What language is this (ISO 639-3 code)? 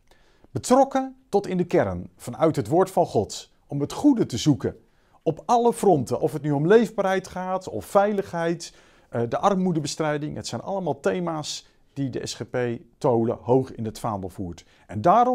nld